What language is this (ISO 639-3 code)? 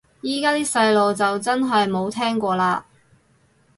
yue